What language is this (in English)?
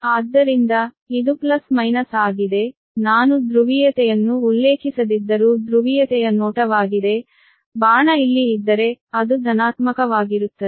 Kannada